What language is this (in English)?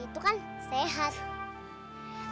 Indonesian